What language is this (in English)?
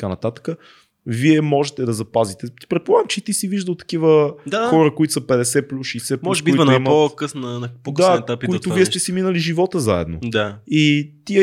Bulgarian